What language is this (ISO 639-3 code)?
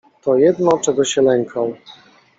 pol